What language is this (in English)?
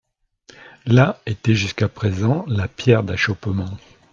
French